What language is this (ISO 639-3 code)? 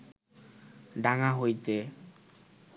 ben